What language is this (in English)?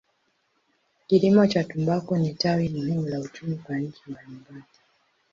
Swahili